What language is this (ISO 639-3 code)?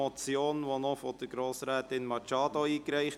gsw